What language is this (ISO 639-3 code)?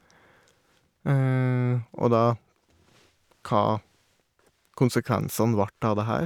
nor